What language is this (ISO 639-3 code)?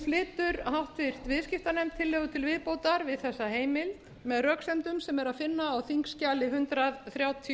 isl